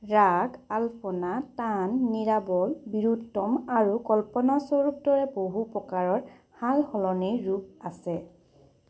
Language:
Assamese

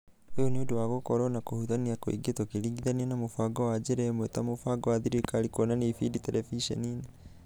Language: Kikuyu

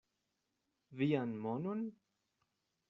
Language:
Esperanto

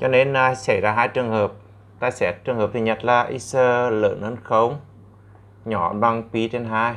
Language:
Vietnamese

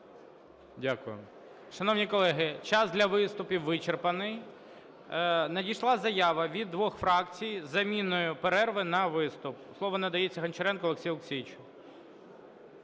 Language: Ukrainian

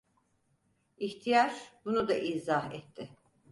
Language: Turkish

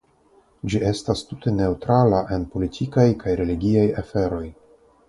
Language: Esperanto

